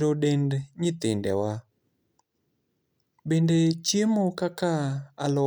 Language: Luo (Kenya and Tanzania)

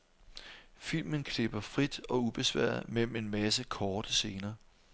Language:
Danish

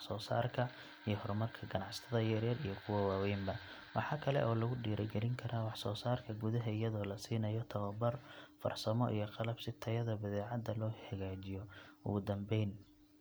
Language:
Somali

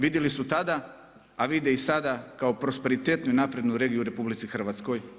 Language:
Croatian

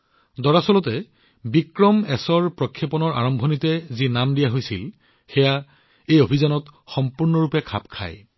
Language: Assamese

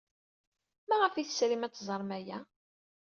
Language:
Kabyle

